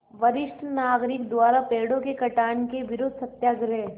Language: Hindi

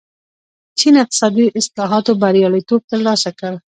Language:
Pashto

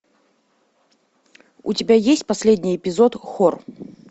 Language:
Russian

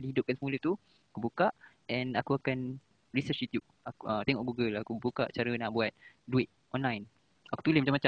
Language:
Malay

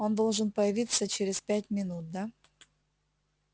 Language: Russian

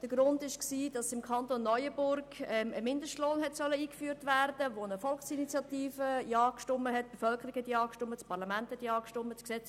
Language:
Swiss German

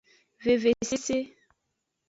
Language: Aja (Benin)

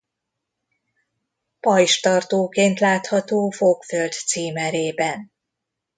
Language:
Hungarian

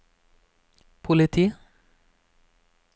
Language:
Norwegian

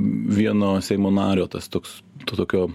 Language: Lithuanian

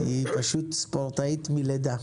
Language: Hebrew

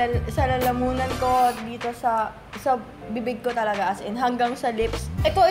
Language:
Filipino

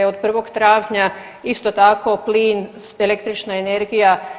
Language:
Croatian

